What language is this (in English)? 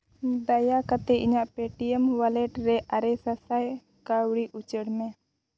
Santali